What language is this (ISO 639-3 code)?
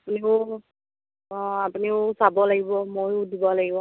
asm